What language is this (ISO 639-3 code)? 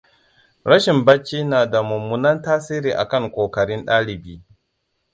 hau